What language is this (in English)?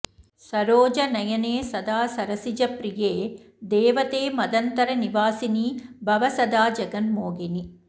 Sanskrit